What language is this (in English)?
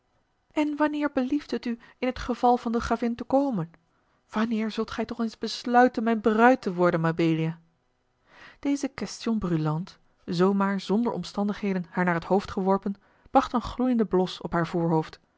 Dutch